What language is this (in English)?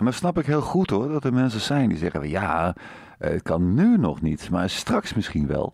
Dutch